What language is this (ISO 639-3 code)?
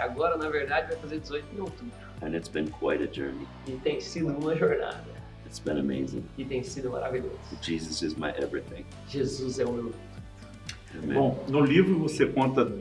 por